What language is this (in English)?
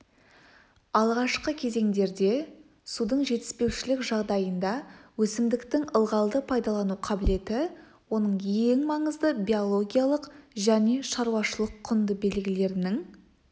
Kazakh